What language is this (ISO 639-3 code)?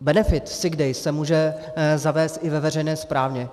ces